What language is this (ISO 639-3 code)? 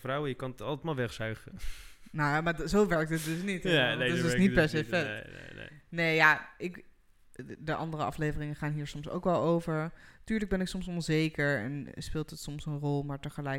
nld